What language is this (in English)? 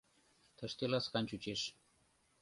Mari